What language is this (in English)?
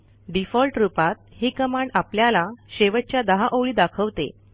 Marathi